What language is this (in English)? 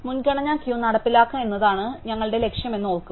Malayalam